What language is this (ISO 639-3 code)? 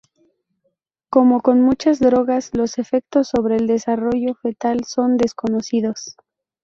spa